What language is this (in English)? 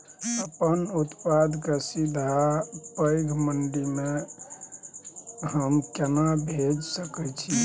Maithili